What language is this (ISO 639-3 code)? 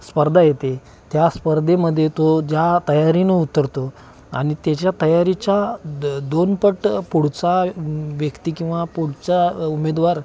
mar